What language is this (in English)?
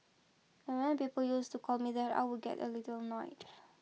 English